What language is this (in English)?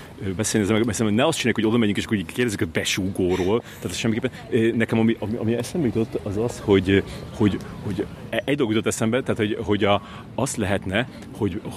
Hungarian